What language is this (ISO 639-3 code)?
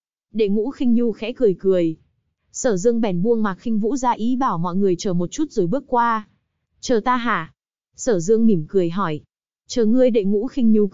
vie